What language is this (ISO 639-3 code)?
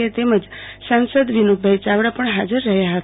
guj